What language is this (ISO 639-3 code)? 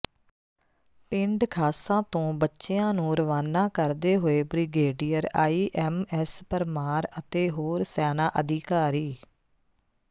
pan